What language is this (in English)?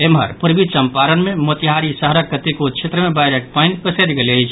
Maithili